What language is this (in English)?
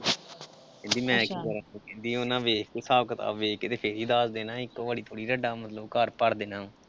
Punjabi